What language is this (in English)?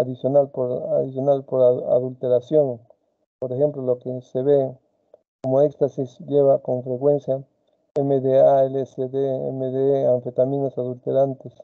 Spanish